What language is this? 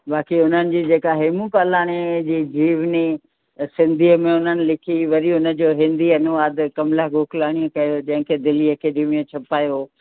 Sindhi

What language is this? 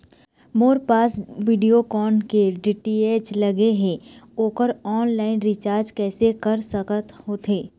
Chhattisgarhi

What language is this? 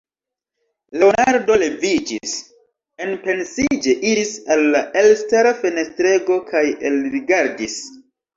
Esperanto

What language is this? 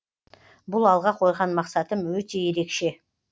Kazakh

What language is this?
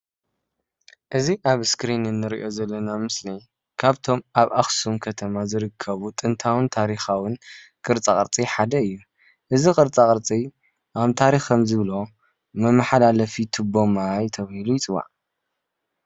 Tigrinya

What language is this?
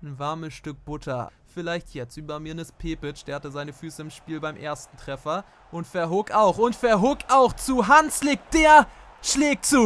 German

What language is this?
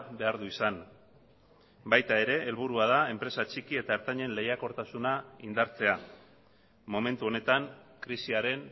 Basque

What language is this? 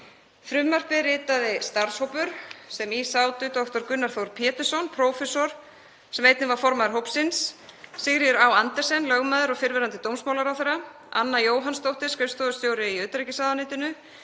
Icelandic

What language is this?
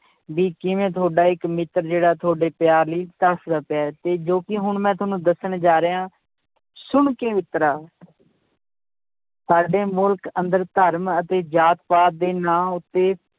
Punjabi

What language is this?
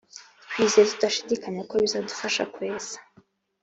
Kinyarwanda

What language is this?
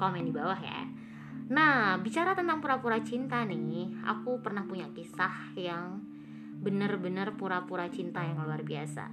Indonesian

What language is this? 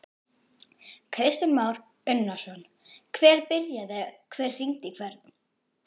Icelandic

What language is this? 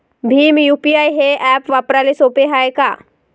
Marathi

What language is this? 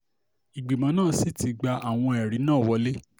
Yoruba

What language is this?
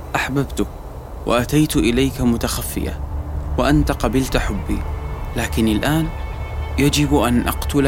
Arabic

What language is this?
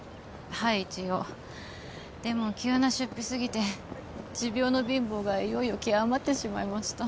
Japanese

